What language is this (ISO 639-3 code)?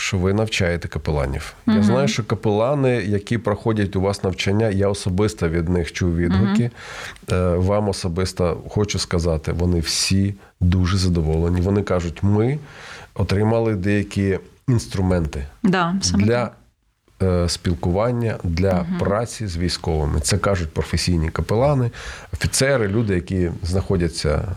ukr